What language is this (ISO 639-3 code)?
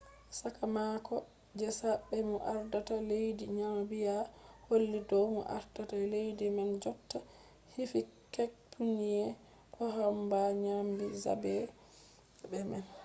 ful